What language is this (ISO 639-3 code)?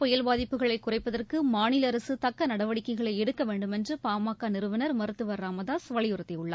tam